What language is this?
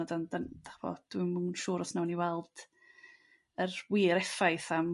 Welsh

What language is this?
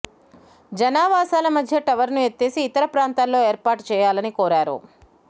Telugu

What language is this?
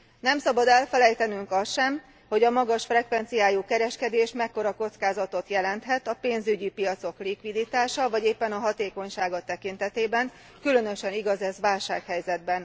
Hungarian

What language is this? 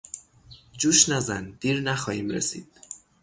Persian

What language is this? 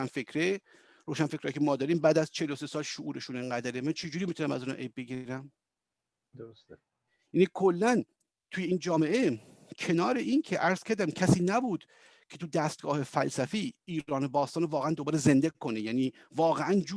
Persian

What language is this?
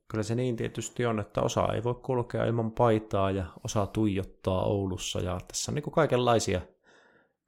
Finnish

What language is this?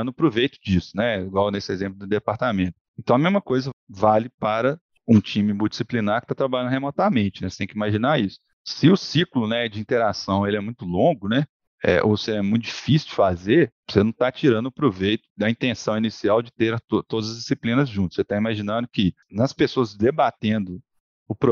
Portuguese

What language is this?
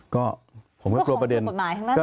Thai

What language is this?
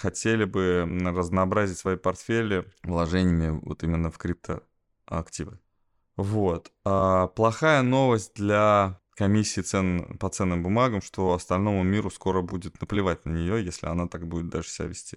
Russian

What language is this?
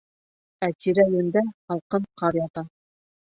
Bashkir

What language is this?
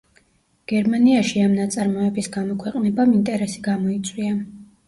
Georgian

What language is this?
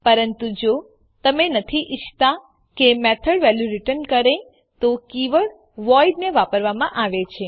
Gujarati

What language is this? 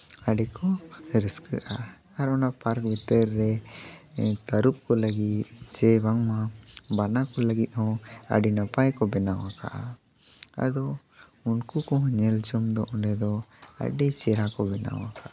Santali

